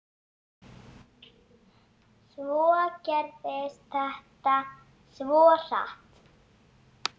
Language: Icelandic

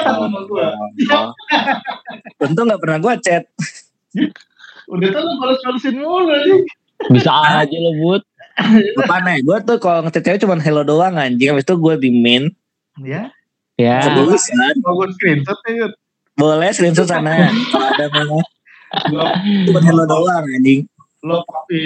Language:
Indonesian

